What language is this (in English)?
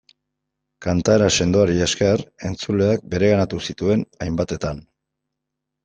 Basque